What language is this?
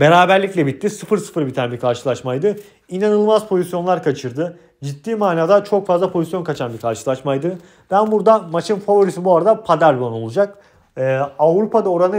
Turkish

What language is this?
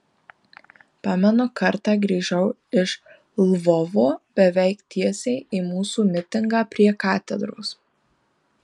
Lithuanian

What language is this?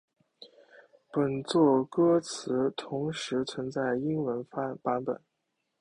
Chinese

